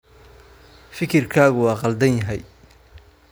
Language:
Somali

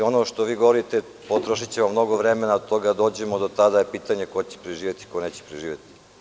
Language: Serbian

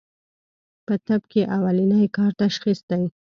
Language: Pashto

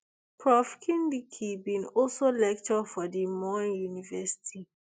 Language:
Nigerian Pidgin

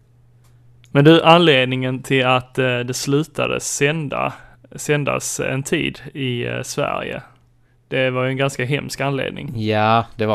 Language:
Swedish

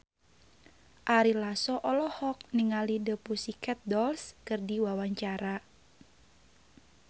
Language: Sundanese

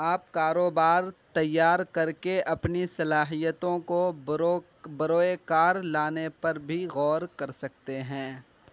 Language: Urdu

